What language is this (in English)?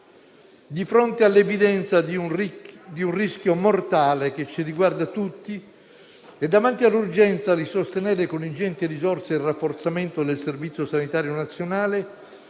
Italian